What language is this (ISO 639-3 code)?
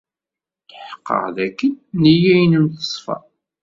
kab